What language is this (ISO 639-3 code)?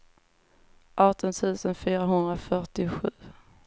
swe